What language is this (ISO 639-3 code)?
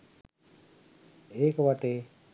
sin